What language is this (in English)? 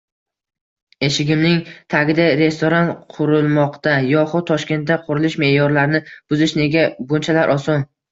Uzbek